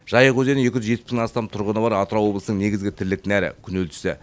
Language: Kazakh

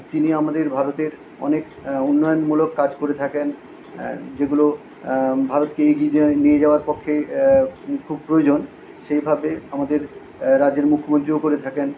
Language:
Bangla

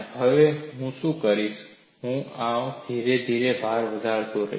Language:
Gujarati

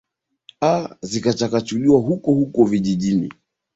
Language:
Swahili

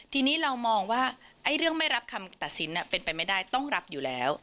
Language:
Thai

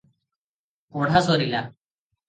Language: Odia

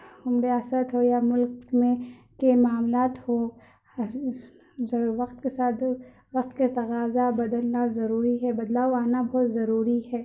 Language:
Urdu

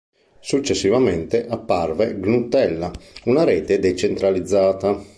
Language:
Italian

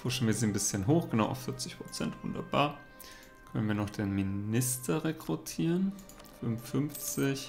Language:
German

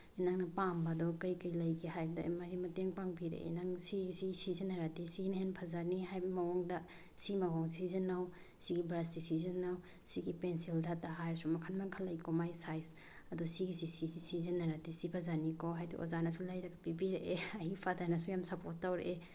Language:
Manipuri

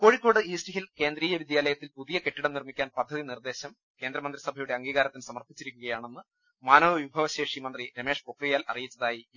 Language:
Malayalam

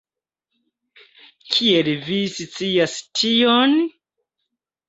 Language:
Esperanto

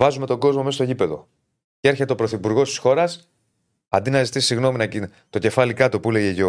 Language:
Greek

